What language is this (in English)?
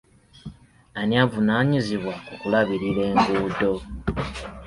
Ganda